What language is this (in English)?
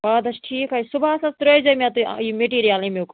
Kashmiri